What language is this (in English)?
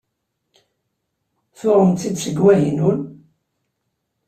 Kabyle